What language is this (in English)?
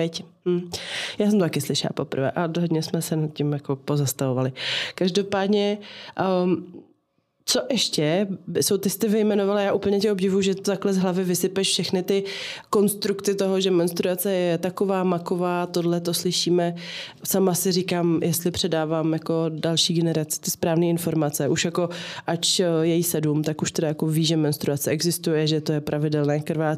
Czech